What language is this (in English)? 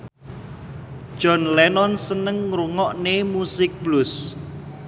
Javanese